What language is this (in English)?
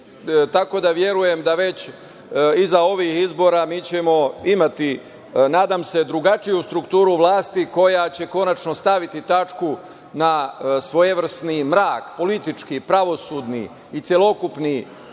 Serbian